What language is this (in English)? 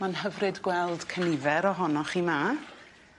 Welsh